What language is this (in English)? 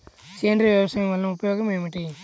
Telugu